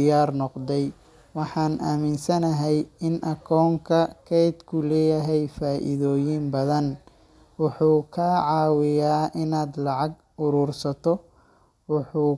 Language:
Somali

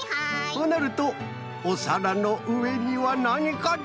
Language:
Japanese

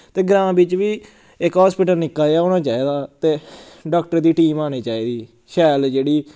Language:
Dogri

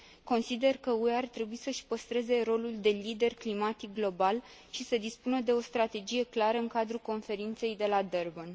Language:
Romanian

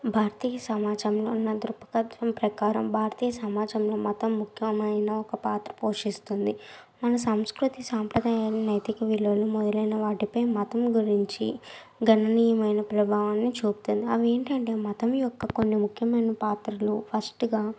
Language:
Telugu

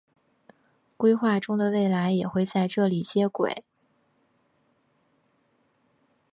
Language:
Chinese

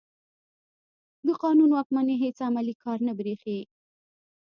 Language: Pashto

